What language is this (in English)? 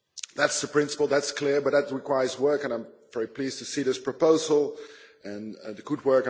English